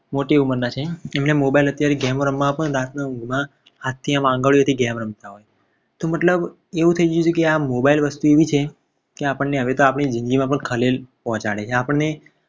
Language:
Gujarati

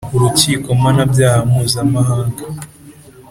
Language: Kinyarwanda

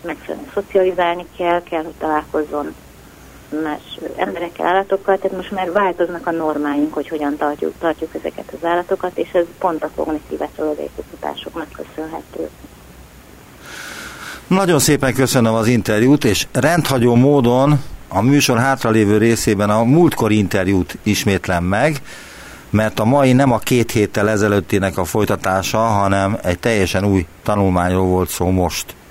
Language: Hungarian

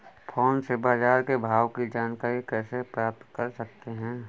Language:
Hindi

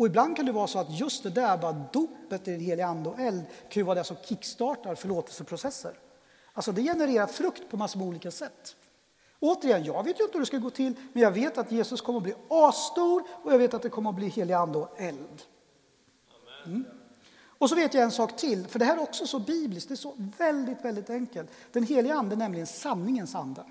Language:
Swedish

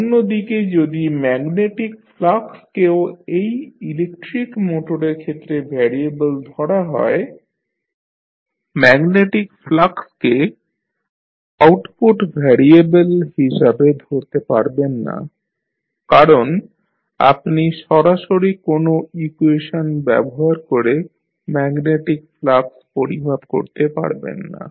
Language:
Bangla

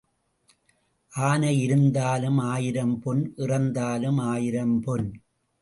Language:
Tamil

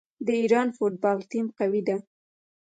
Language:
Pashto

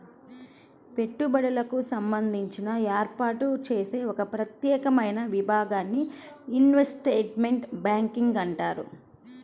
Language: Telugu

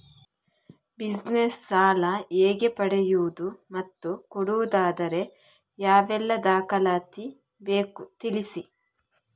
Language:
Kannada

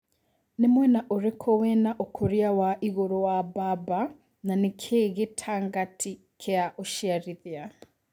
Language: Kikuyu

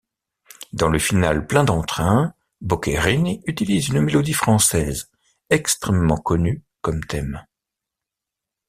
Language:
French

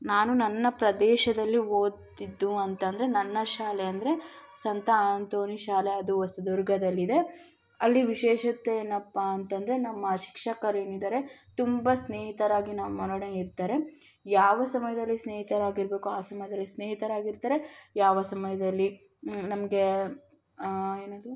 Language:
Kannada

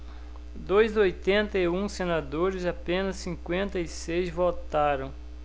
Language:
Portuguese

